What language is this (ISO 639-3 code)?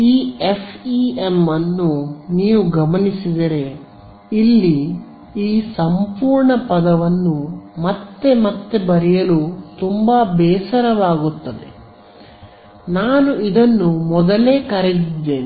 kan